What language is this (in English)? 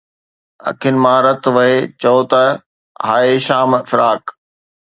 Sindhi